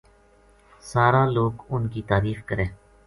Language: Gujari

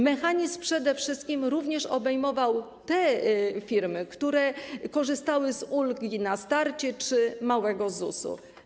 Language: Polish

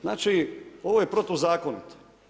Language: Croatian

